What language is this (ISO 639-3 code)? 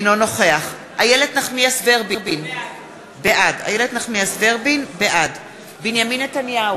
heb